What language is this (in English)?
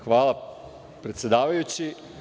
Serbian